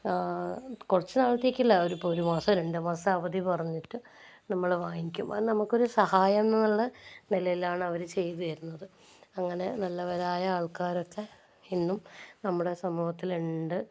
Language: Malayalam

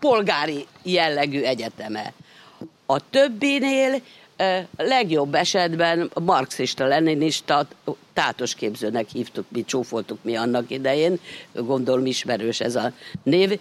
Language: Hungarian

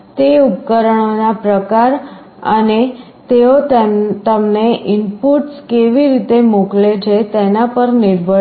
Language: Gujarati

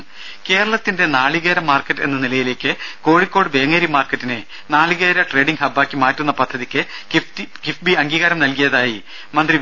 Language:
Malayalam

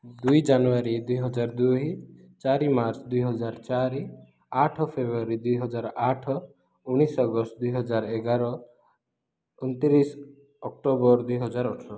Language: Odia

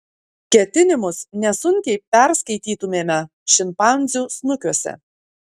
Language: Lithuanian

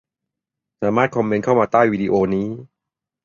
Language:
Thai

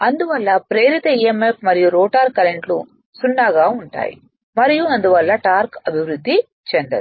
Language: Telugu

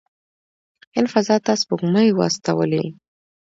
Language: Pashto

